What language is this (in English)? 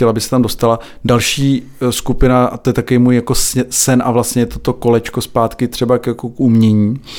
Czech